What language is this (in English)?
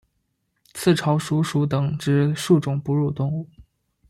Chinese